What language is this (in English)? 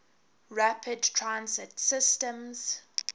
English